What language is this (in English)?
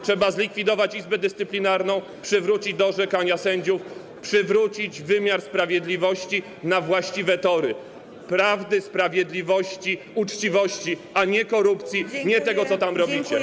Polish